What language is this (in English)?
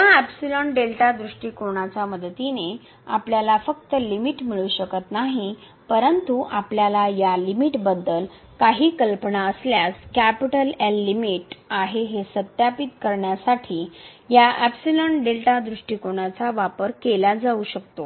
Marathi